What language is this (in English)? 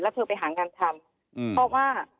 Thai